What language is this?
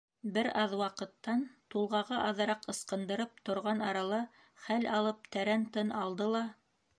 Bashkir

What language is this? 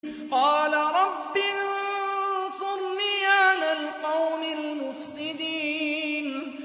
Arabic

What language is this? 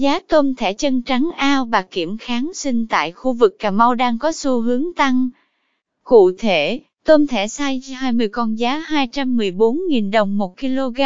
Vietnamese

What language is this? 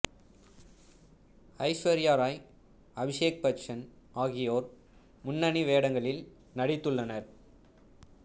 Tamil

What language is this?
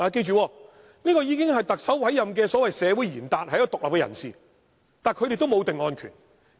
Cantonese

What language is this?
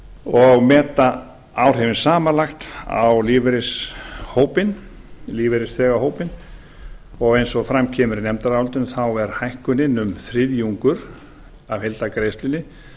Icelandic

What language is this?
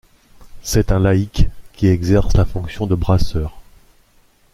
French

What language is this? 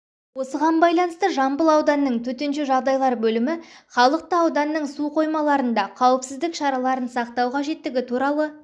Kazakh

